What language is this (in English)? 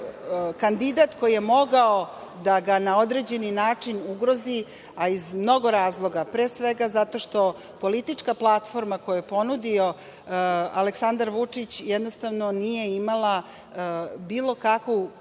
Serbian